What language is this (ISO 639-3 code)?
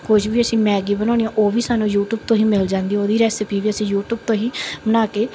pan